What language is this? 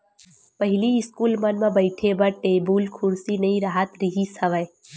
Chhattisgarhi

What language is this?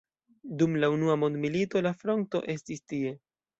Esperanto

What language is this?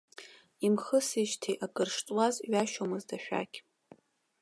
Abkhazian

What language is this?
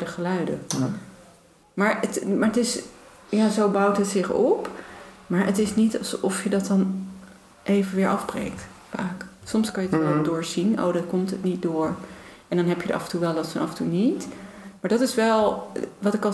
Dutch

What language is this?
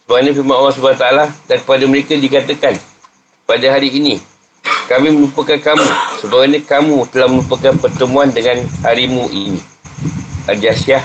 Malay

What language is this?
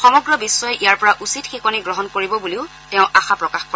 Assamese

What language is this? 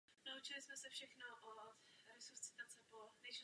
Czech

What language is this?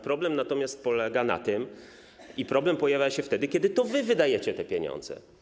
Polish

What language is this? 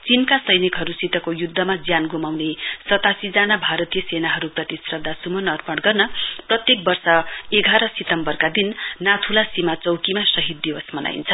Nepali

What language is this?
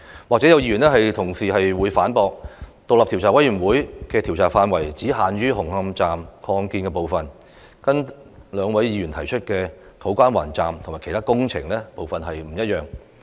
Cantonese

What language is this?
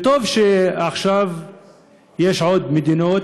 Hebrew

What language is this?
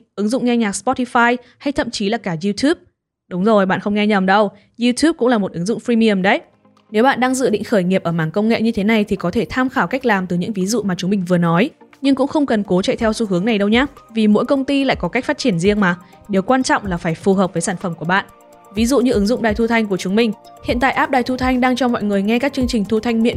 Vietnamese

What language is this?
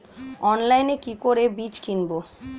Bangla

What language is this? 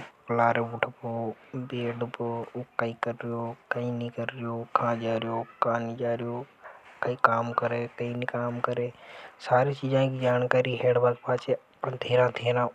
Hadothi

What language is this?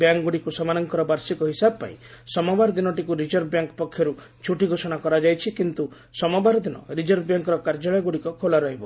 Odia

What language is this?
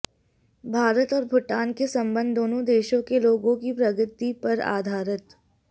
Hindi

